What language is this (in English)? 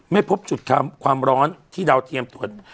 Thai